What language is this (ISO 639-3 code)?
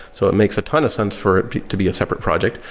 eng